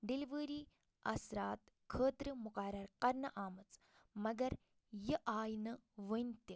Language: Kashmiri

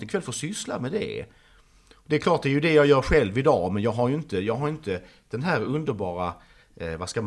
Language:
Swedish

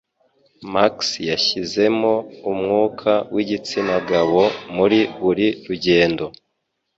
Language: Kinyarwanda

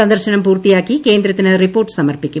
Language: Malayalam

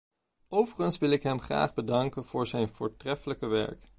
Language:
Dutch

